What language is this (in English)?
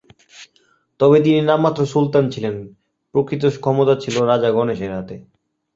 Bangla